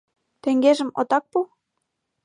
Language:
Mari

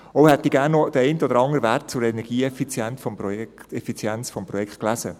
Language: Swiss German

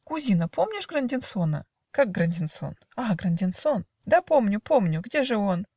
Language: Russian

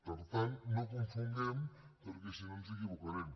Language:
Catalan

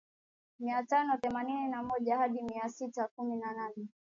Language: Swahili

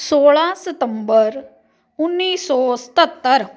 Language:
Punjabi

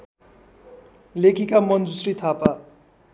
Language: Nepali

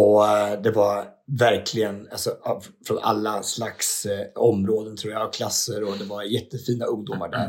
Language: Swedish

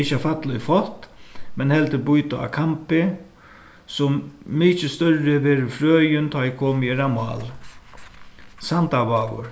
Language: Faroese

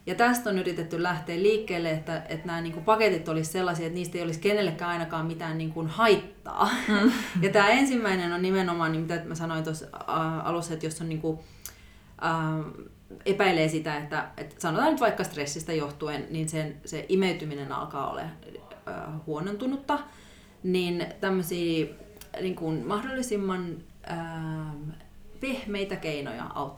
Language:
Finnish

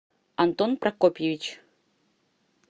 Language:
Russian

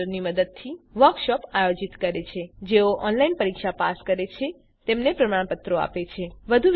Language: Gujarati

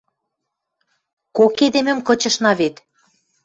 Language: Western Mari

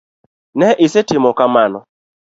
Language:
Luo (Kenya and Tanzania)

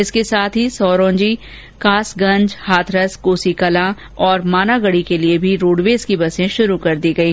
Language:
Hindi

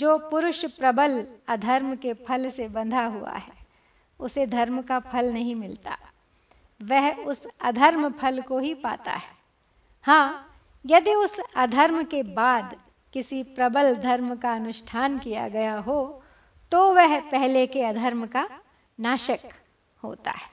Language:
Hindi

